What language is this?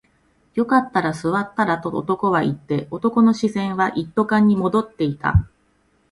Japanese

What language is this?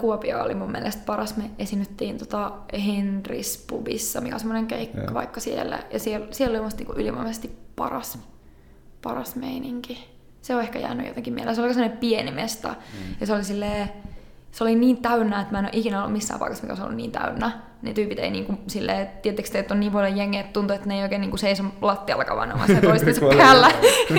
Finnish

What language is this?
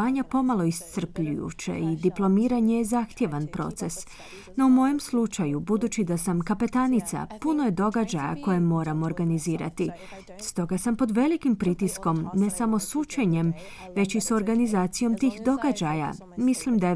Croatian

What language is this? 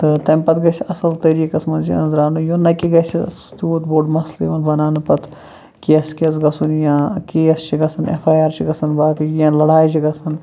Kashmiri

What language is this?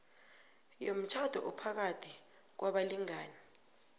South Ndebele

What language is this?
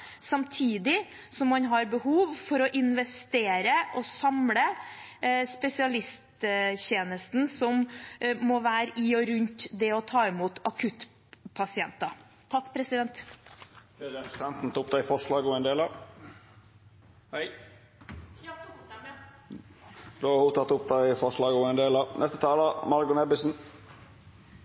Norwegian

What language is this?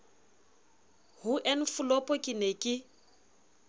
Southern Sotho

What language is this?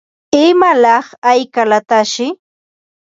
Ambo-Pasco Quechua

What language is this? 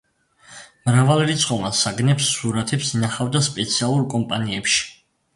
Georgian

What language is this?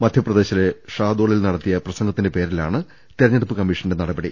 Malayalam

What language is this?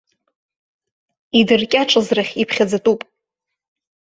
Abkhazian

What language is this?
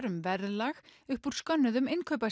Icelandic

